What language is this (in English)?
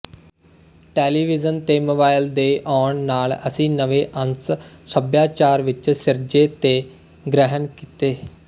Punjabi